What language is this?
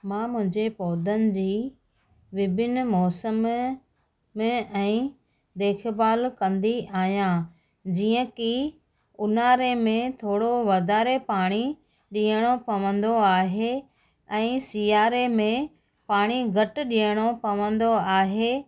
Sindhi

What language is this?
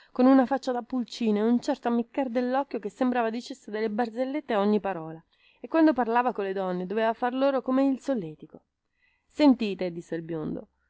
Italian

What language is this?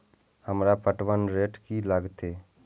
Maithili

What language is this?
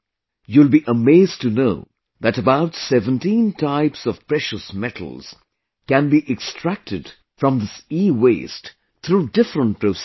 English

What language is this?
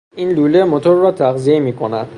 Persian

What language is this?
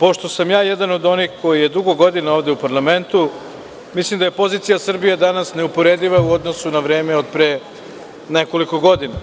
Serbian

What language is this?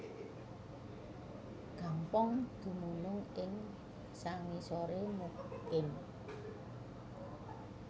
Javanese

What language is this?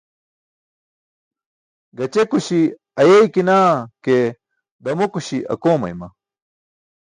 Burushaski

